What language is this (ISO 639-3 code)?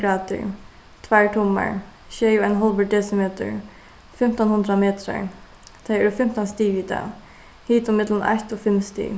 fao